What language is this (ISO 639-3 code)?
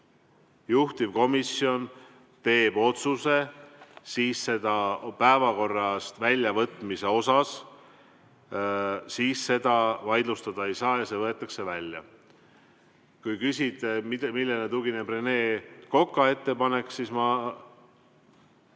est